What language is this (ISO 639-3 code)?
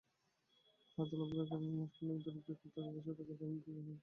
ben